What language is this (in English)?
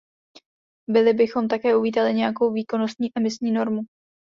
Czech